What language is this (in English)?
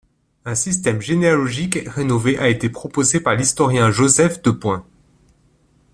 French